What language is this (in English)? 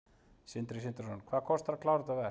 Icelandic